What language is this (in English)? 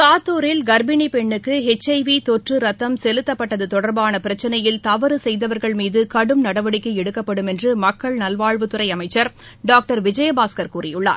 Tamil